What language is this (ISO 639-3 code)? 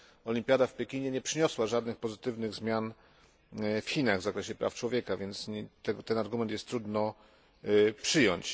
pol